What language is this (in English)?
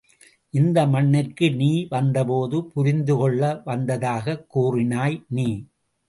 Tamil